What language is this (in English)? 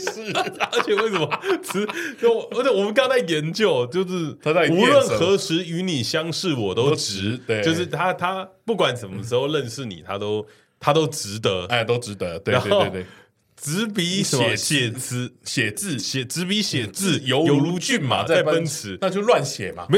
Chinese